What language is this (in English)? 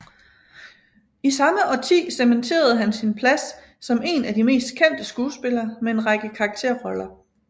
Danish